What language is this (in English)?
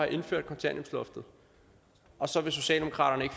Danish